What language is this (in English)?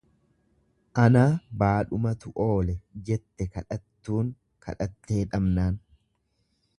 Oromo